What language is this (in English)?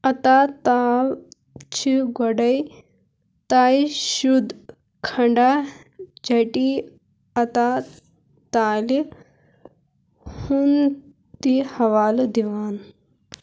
Kashmiri